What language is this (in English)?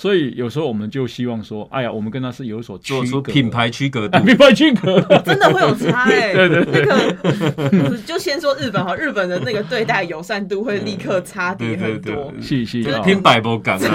Chinese